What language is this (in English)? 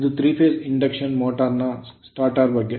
Kannada